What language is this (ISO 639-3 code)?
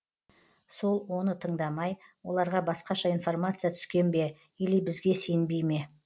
kaz